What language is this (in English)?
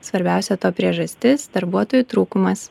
Lithuanian